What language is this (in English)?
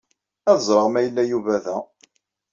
Kabyle